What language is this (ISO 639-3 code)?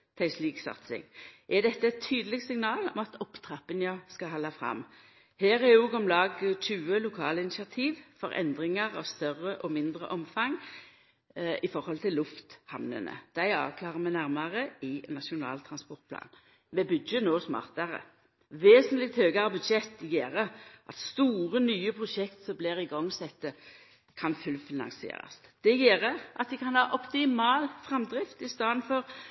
nno